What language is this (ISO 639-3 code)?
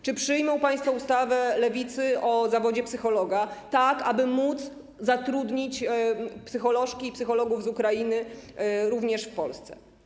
pol